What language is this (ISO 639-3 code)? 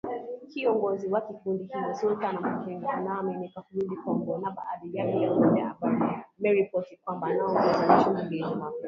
swa